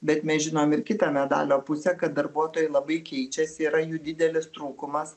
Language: Lithuanian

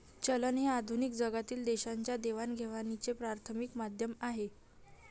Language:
Marathi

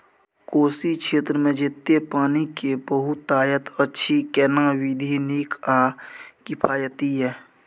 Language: Maithili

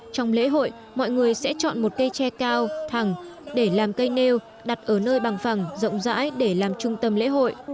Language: Vietnamese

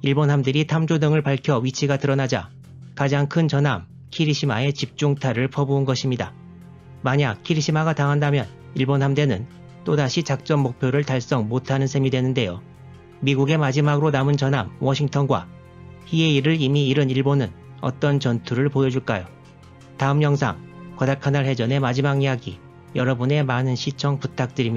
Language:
Korean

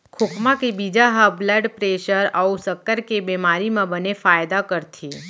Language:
Chhattisgarhi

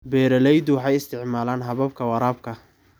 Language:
Somali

